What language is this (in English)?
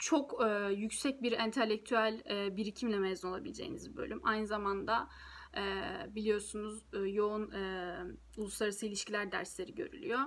Turkish